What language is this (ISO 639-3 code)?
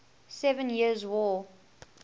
eng